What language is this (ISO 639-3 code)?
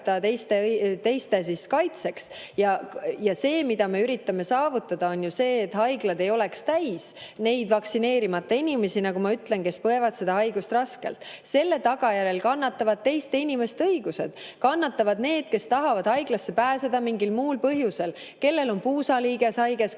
est